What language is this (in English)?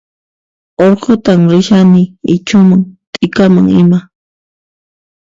Puno Quechua